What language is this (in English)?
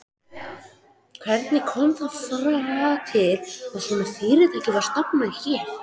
Icelandic